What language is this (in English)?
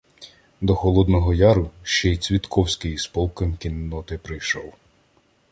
Ukrainian